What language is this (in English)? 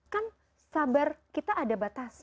Indonesian